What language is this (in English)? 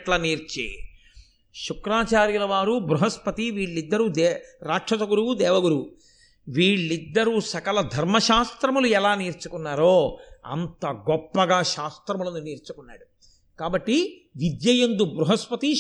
Telugu